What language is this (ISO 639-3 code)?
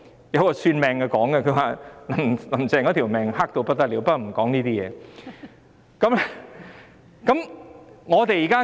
yue